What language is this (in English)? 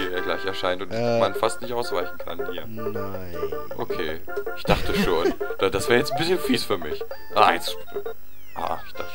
German